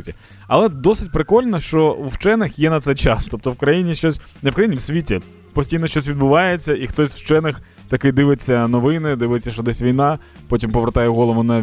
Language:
Ukrainian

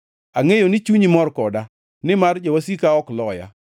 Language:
Luo (Kenya and Tanzania)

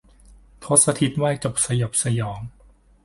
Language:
Thai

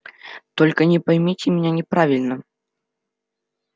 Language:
Russian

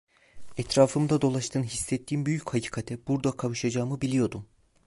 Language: Turkish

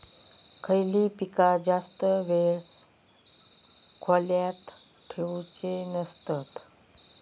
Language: Marathi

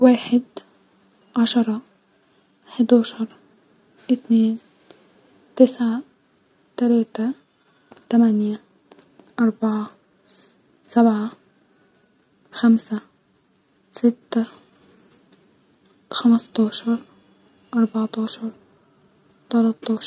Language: Egyptian Arabic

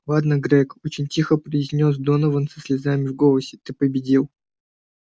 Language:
Russian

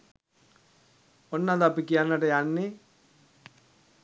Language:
Sinhala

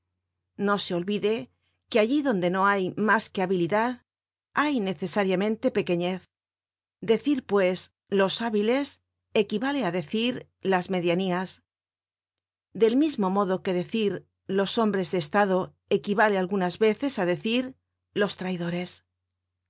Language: Spanish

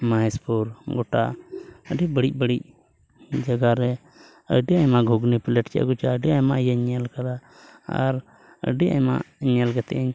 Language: Santali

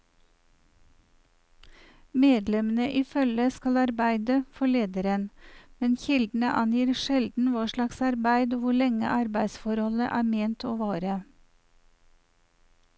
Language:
Norwegian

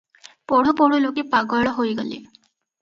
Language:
Odia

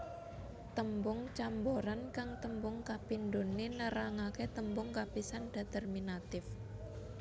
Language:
Javanese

